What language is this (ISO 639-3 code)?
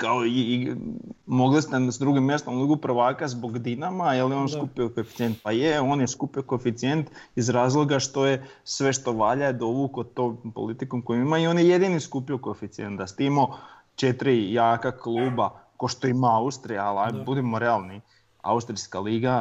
hrv